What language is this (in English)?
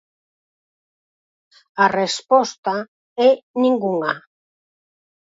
Galician